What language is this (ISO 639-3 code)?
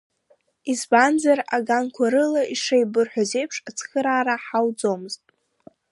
abk